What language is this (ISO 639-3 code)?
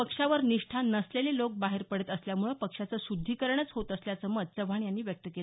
mar